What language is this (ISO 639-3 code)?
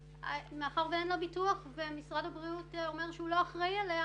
heb